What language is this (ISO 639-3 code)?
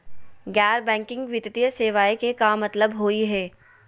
mag